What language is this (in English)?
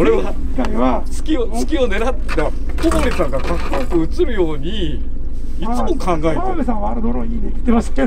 Japanese